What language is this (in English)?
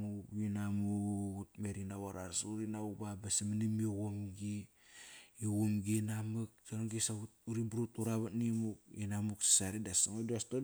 Kairak